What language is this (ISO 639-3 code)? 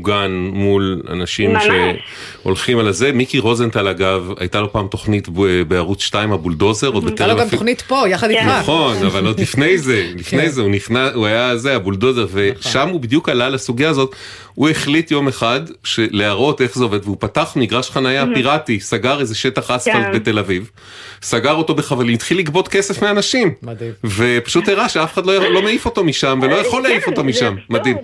heb